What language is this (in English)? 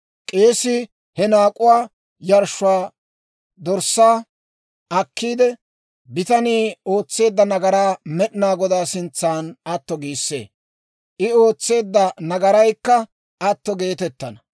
Dawro